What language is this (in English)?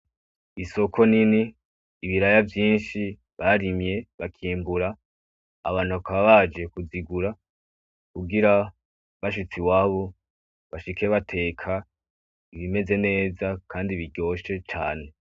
Rundi